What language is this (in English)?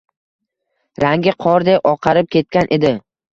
Uzbek